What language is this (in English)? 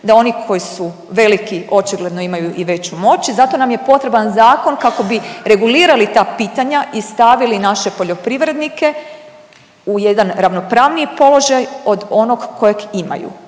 Croatian